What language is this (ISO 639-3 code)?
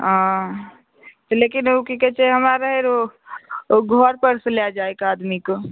mai